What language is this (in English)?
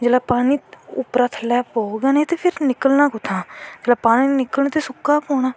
Dogri